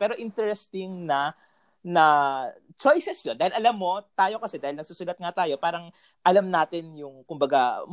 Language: Filipino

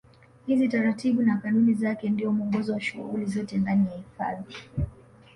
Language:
Swahili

